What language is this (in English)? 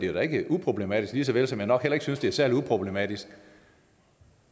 Danish